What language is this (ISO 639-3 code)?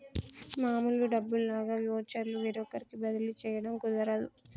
tel